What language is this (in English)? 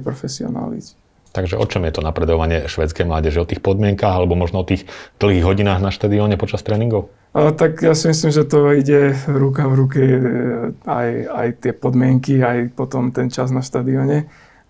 Slovak